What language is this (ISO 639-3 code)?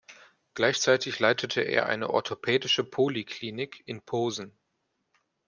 deu